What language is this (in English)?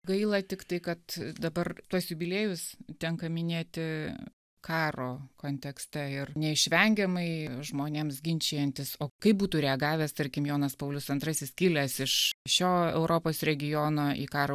Lithuanian